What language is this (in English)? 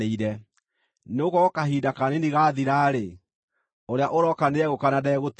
Kikuyu